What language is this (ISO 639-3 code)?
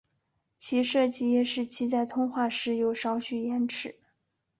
zho